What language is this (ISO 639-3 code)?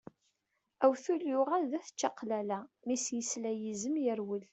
kab